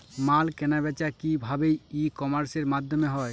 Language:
Bangla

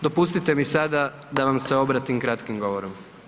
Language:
Croatian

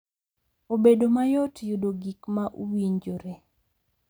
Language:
Luo (Kenya and Tanzania)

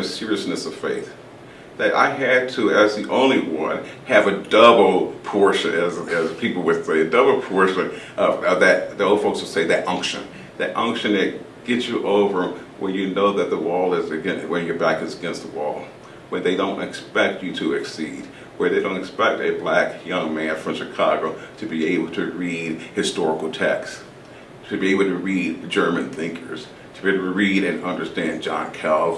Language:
English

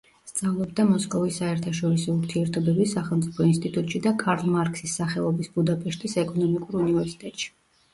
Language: Georgian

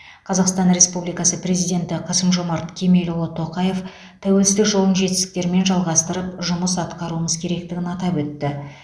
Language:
Kazakh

